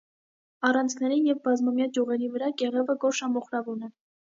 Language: Armenian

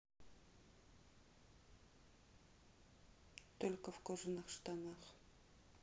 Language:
Russian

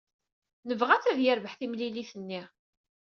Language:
Kabyle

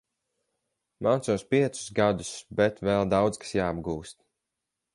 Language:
Latvian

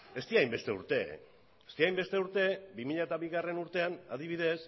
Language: Basque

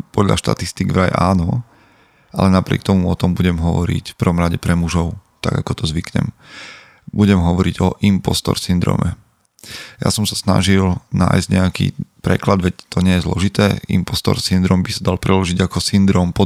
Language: Slovak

